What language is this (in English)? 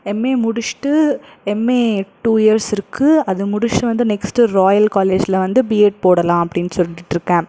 Tamil